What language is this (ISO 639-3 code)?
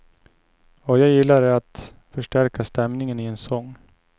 swe